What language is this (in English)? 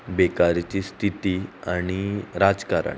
Konkani